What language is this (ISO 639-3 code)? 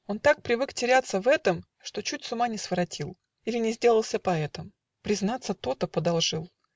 rus